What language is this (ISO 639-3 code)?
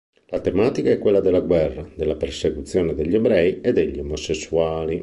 ita